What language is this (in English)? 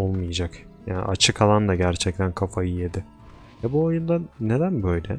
Turkish